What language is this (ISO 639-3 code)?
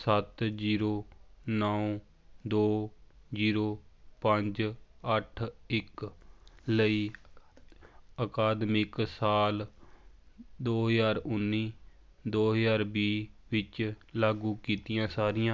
pan